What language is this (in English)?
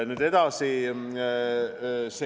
Estonian